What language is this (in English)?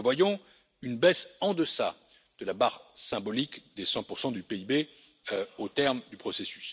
French